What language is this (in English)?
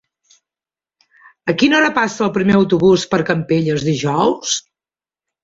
Catalan